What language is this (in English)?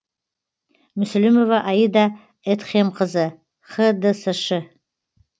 Kazakh